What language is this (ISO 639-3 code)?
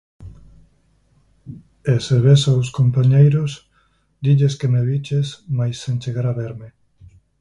glg